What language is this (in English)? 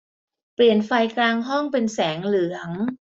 Thai